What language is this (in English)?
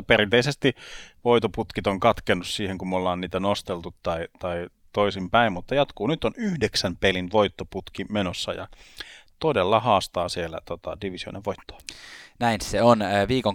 Finnish